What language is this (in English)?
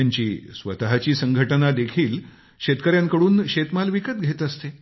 Marathi